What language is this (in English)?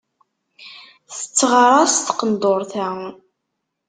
Kabyle